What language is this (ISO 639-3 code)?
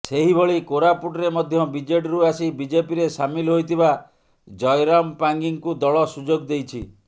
ori